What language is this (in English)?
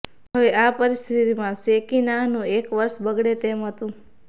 Gujarati